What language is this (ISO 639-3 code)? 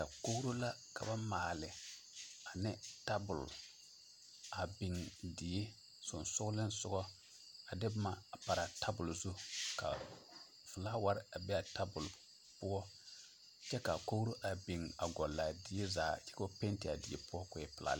dga